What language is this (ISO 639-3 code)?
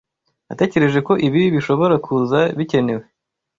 kin